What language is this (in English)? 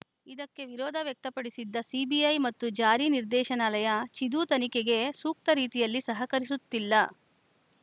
Kannada